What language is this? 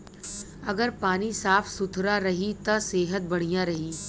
Bhojpuri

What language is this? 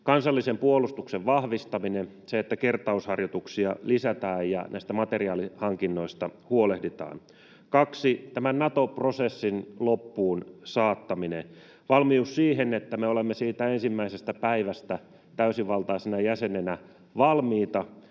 Finnish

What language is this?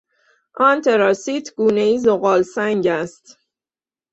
Persian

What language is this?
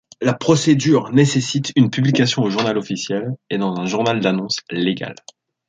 French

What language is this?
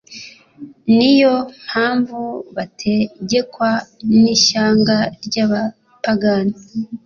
Kinyarwanda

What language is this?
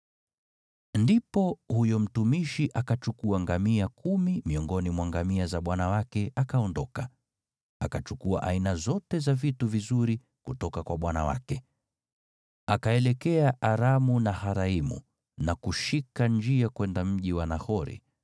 Swahili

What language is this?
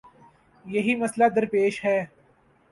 Urdu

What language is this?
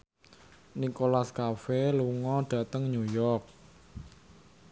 Javanese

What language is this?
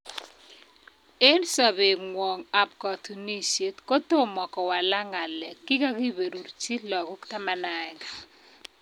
Kalenjin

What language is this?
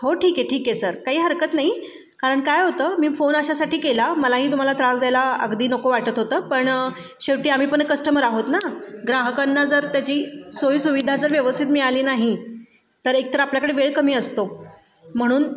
Marathi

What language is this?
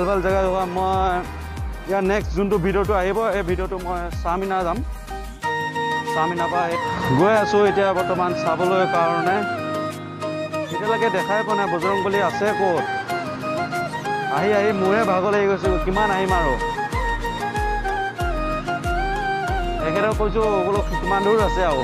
Indonesian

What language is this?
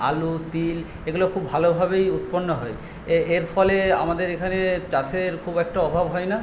Bangla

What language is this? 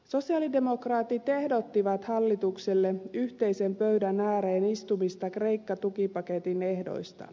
Finnish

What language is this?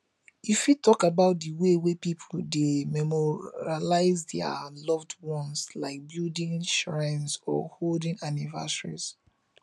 Nigerian Pidgin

